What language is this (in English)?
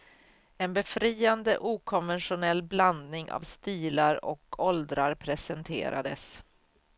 Swedish